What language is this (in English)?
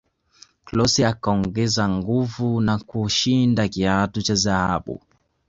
Swahili